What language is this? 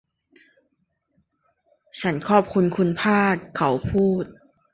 Thai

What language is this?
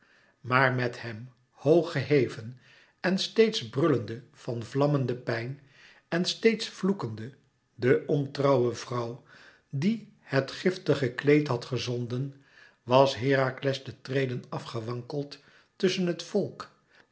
Dutch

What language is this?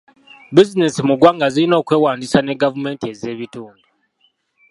Ganda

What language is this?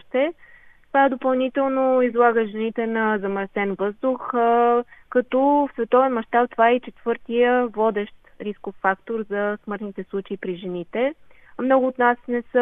Bulgarian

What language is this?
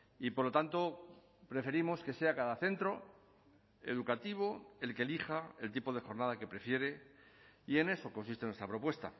Spanish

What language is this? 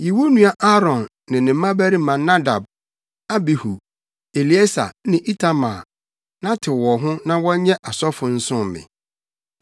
Akan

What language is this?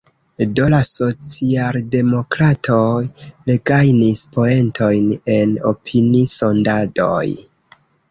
Esperanto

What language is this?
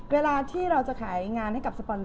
Thai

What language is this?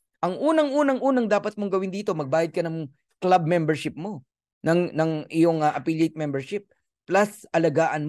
Filipino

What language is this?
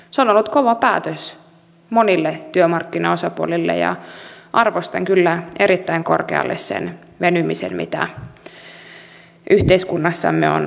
Finnish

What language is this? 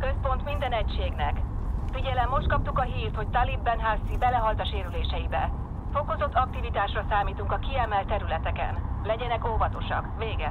Hungarian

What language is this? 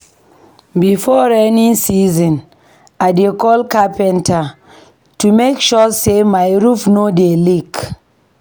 Nigerian Pidgin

